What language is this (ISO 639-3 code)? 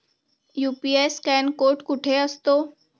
mar